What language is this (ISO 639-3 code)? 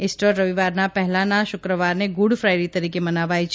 guj